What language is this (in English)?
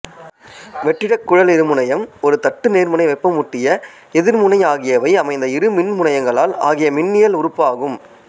Tamil